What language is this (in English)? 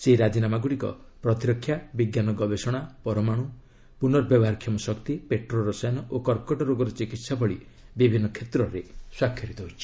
Odia